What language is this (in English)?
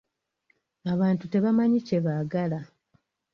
Ganda